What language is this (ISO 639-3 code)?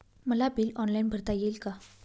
mar